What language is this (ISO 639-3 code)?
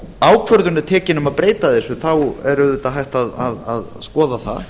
isl